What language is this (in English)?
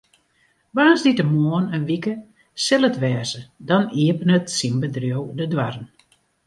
Western Frisian